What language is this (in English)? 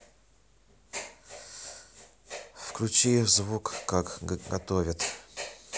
Russian